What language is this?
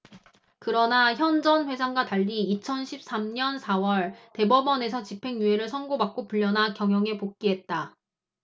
Korean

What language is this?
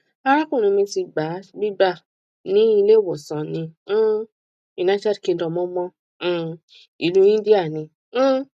Yoruba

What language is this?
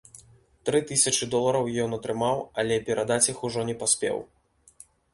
Belarusian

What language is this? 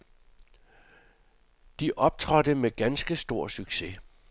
Danish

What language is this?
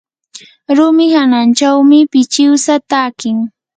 Yanahuanca Pasco Quechua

